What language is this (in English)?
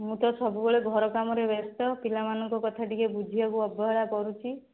Odia